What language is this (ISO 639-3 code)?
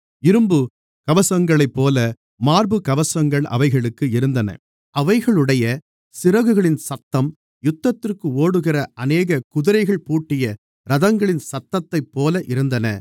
tam